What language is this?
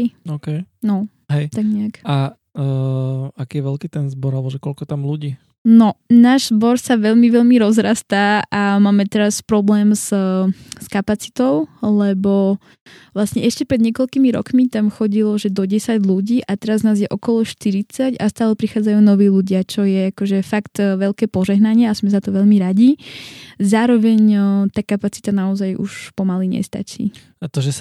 Slovak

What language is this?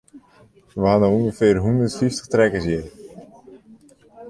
Western Frisian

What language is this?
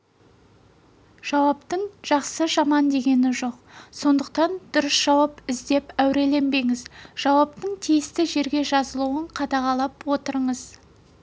Kazakh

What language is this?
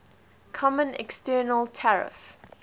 English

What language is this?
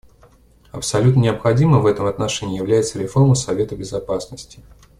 Russian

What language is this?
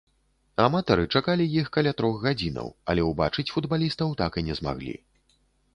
Belarusian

